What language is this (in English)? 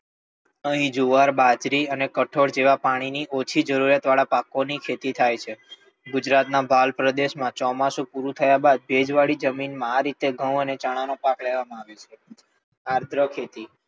Gujarati